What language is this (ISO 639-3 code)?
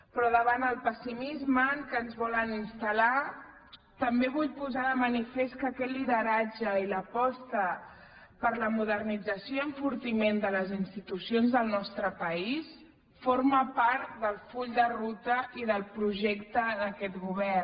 cat